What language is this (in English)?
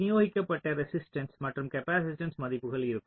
Tamil